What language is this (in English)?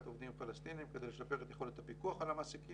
Hebrew